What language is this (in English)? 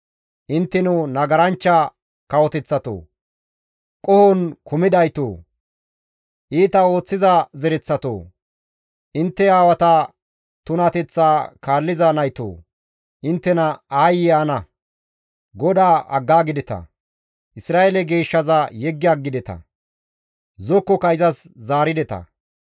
Gamo